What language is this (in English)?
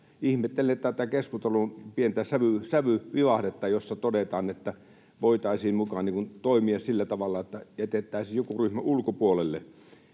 Finnish